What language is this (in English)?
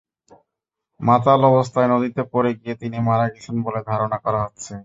Bangla